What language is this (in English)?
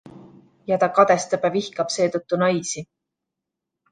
Estonian